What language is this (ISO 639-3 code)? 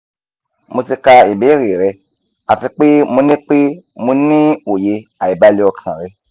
yor